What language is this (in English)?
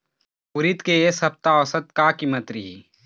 Chhattisgarhi